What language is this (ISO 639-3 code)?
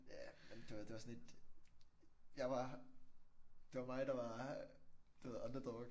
dan